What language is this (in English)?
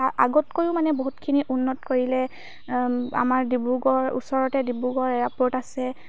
Assamese